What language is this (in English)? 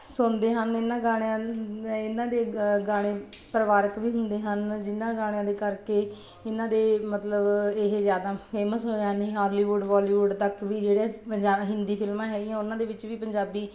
Punjabi